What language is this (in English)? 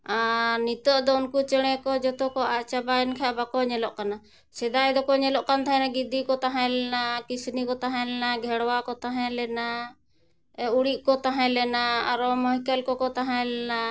Santali